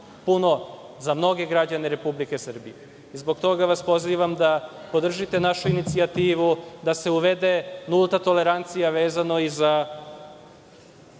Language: Serbian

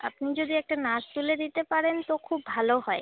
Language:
Bangla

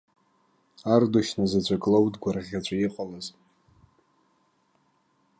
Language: Abkhazian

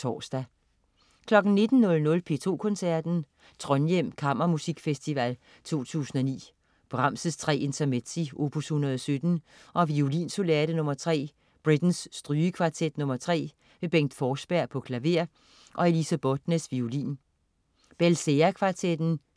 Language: Danish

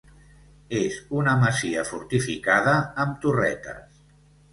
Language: Catalan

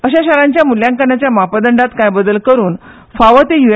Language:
Konkani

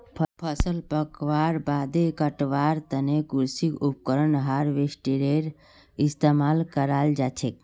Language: Magahi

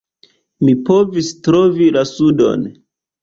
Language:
Esperanto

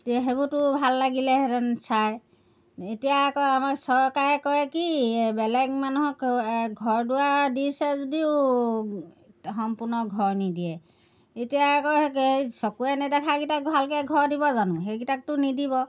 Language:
Assamese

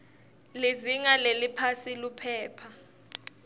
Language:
Swati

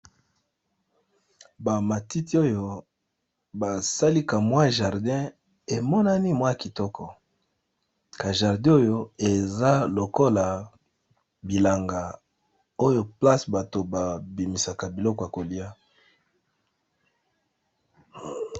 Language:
Lingala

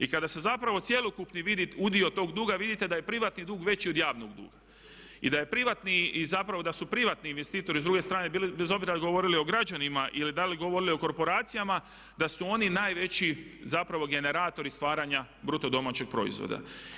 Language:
Croatian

